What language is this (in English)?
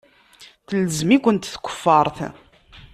Kabyle